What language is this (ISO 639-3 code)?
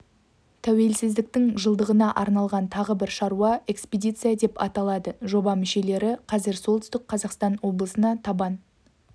kaz